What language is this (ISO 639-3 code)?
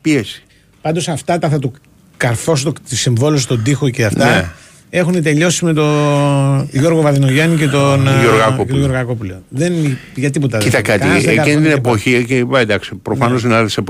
ell